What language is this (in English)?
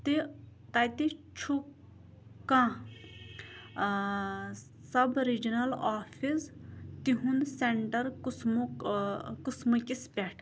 Kashmiri